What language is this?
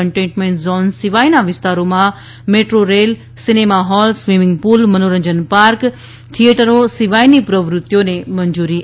Gujarati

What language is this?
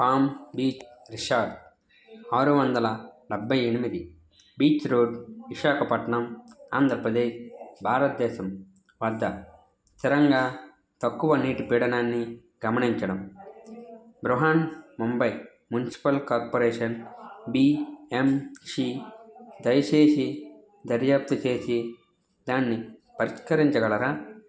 Telugu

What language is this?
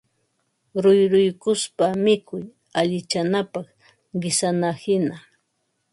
Ambo-Pasco Quechua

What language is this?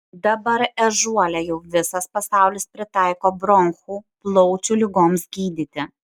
Lithuanian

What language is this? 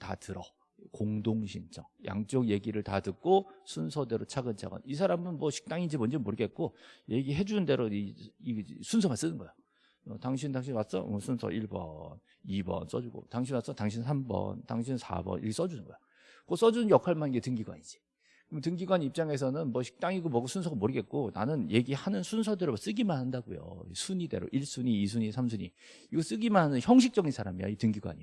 Korean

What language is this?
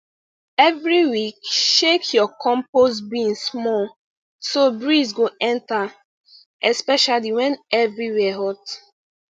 Nigerian Pidgin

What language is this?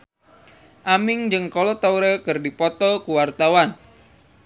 Sundanese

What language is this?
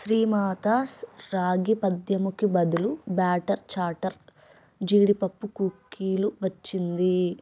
Telugu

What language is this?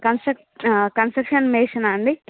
Telugu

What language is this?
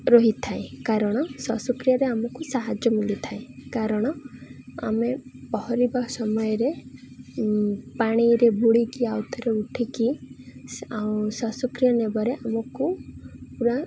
Odia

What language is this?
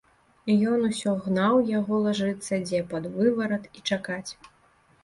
Belarusian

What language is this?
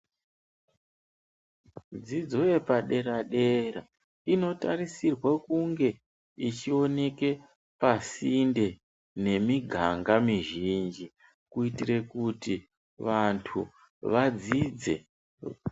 Ndau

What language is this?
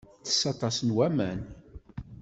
Kabyle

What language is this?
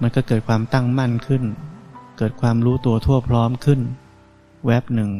Thai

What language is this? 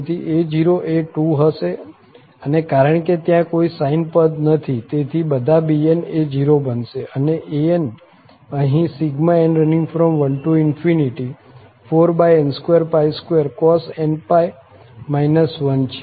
Gujarati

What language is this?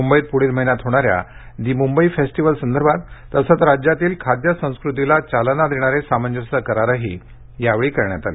Marathi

